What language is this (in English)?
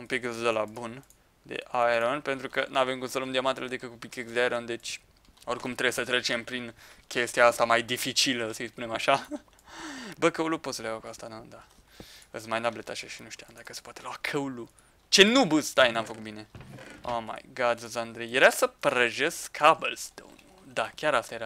Romanian